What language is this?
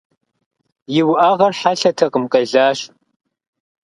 Kabardian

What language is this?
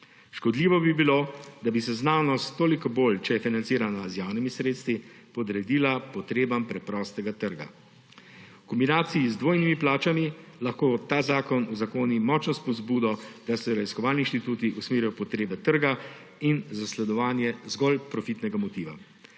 Slovenian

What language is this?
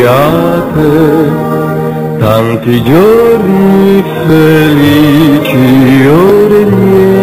Turkish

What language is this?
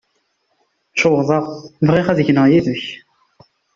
Kabyle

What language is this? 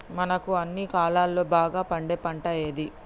Telugu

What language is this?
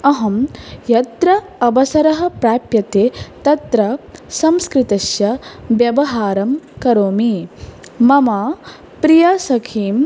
Sanskrit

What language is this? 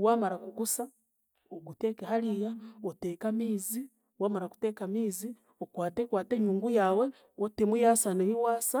Chiga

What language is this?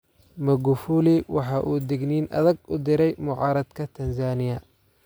Somali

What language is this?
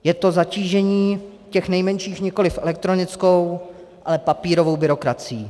Czech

